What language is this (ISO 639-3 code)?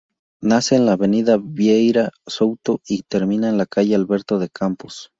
spa